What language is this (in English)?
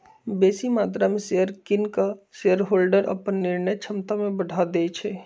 Magahi